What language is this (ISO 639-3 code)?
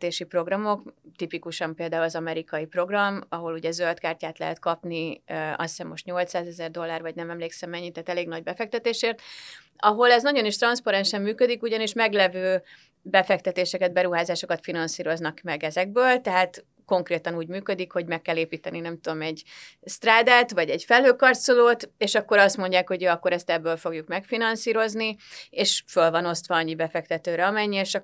hun